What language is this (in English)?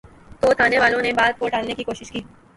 Urdu